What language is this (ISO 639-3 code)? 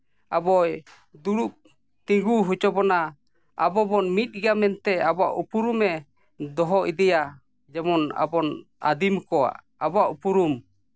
sat